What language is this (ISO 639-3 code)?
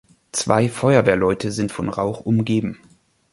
deu